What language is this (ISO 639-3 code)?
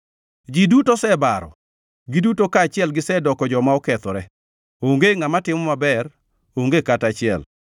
luo